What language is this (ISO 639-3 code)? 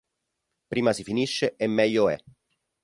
ita